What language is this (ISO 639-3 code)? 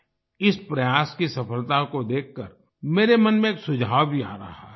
hin